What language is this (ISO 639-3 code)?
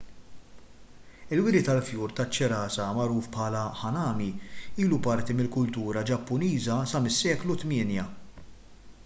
mlt